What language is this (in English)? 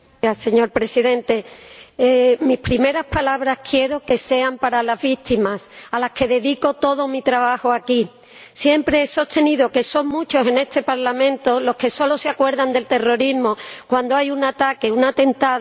Spanish